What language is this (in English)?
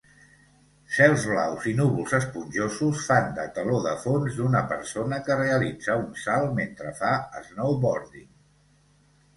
Catalan